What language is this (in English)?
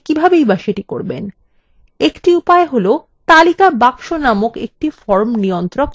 Bangla